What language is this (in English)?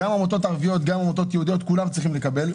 Hebrew